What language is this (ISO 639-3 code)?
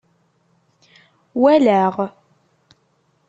kab